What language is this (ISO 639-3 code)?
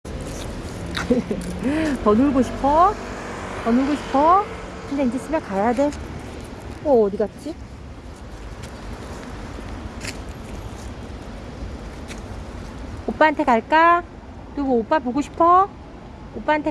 kor